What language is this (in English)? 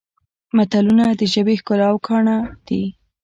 Pashto